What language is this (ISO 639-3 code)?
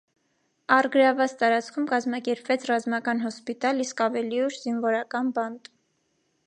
hye